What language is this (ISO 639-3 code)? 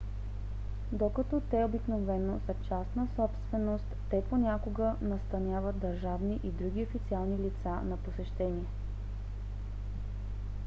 bul